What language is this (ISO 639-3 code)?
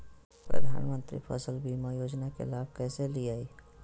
mag